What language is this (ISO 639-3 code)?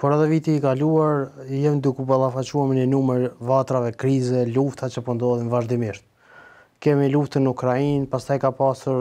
ron